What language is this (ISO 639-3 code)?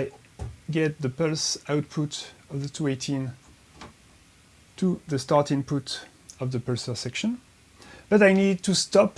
eng